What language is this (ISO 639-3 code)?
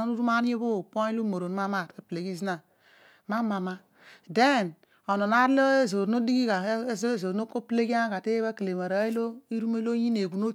odu